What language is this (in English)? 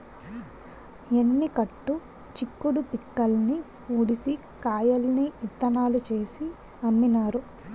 Telugu